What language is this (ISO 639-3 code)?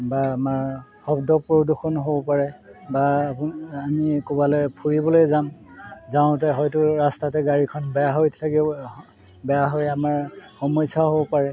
asm